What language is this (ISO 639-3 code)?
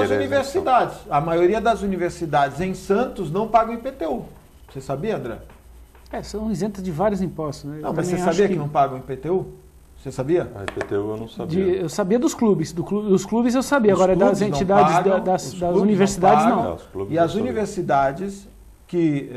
por